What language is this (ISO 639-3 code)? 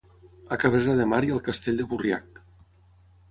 cat